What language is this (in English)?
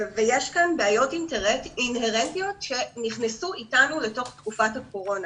Hebrew